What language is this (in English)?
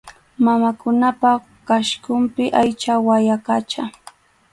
Arequipa-La Unión Quechua